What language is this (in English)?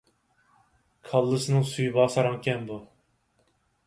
Uyghur